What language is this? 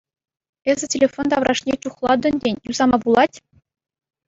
Chuvash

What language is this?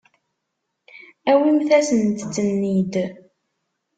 Kabyle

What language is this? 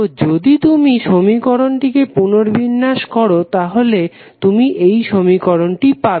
Bangla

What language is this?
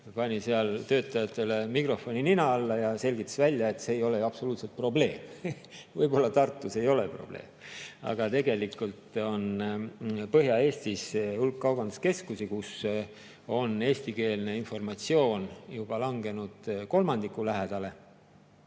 Estonian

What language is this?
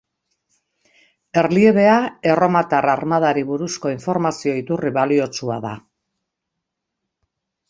Basque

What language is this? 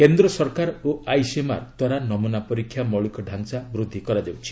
Odia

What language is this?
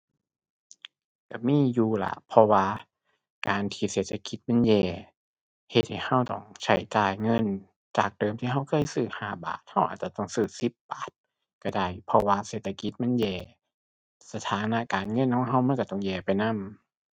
Thai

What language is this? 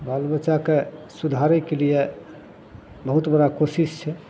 Maithili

